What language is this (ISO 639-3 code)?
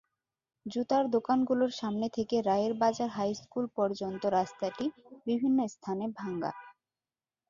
ben